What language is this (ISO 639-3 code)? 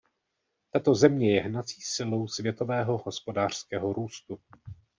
ces